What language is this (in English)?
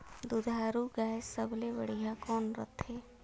Chhattisgarhi